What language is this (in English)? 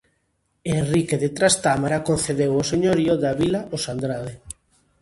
Galician